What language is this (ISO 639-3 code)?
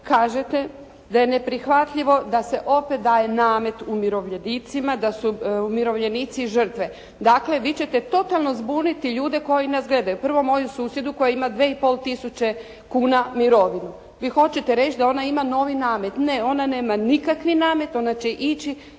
hrv